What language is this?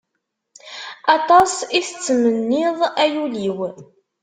Kabyle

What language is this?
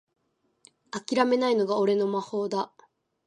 Japanese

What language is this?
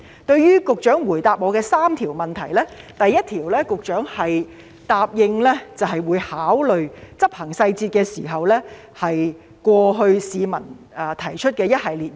Cantonese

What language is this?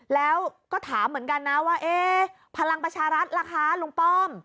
Thai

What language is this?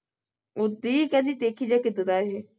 Punjabi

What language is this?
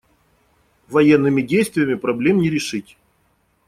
Russian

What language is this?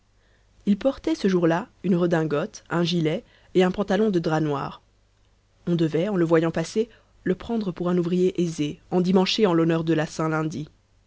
French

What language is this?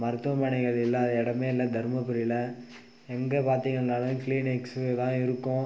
Tamil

